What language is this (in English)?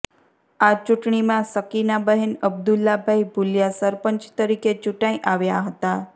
Gujarati